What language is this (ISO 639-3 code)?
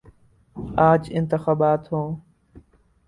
urd